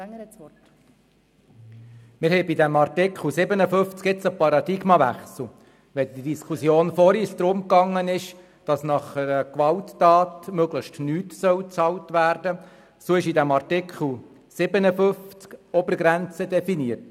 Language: Swiss German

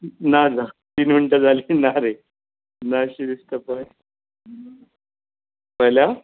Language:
Konkani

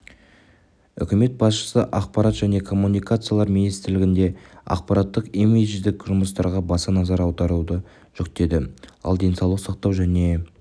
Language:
Kazakh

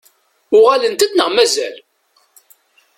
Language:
Kabyle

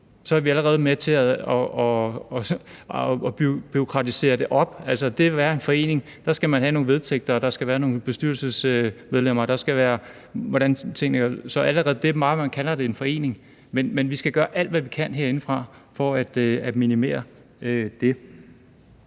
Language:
Danish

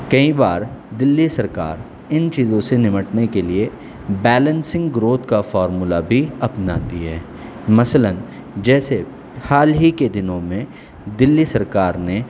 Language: Urdu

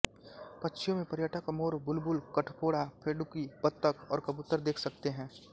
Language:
Hindi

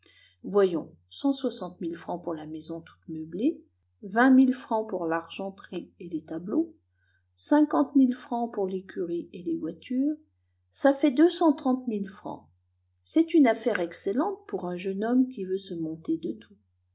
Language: French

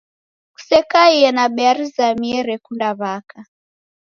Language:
Taita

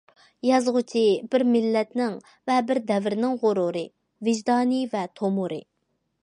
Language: Uyghur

